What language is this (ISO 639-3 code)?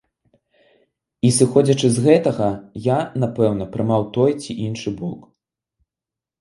bel